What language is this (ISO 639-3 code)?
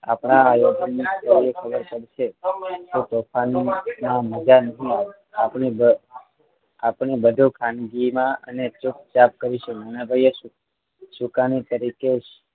guj